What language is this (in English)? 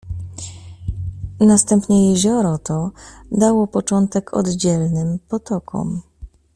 Polish